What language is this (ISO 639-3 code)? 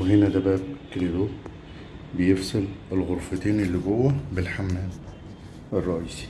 ara